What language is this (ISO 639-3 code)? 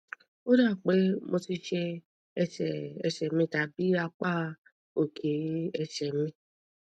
yor